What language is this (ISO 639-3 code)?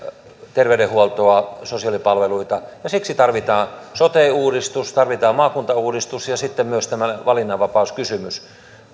fin